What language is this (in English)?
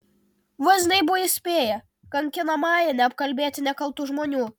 Lithuanian